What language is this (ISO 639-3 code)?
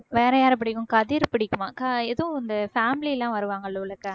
tam